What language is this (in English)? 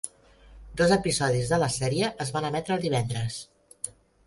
Catalan